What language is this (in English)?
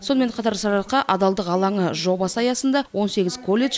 Kazakh